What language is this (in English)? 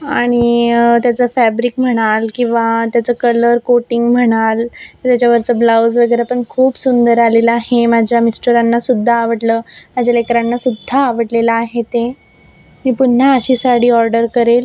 Marathi